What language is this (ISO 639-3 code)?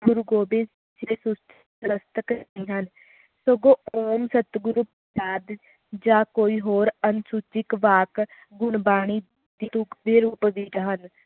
pan